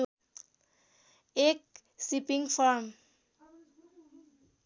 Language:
Nepali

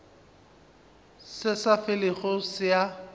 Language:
Northern Sotho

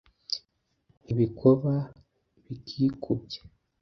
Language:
Kinyarwanda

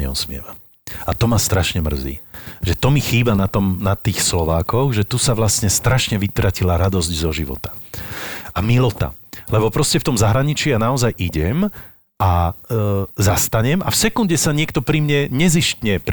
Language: Slovak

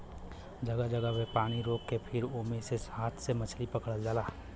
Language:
Bhojpuri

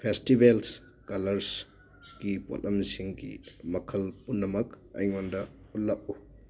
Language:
Manipuri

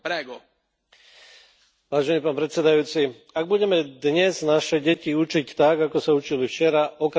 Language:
Slovak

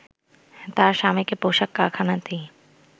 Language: Bangla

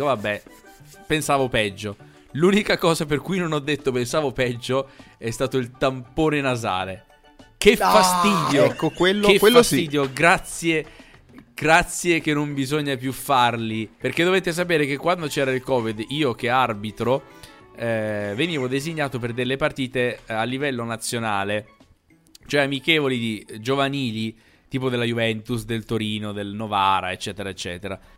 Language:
Italian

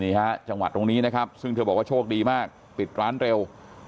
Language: Thai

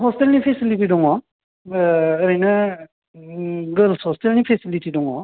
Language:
Bodo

